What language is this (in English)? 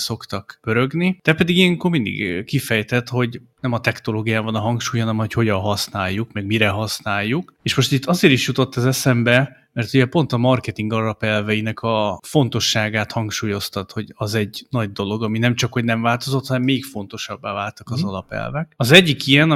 Hungarian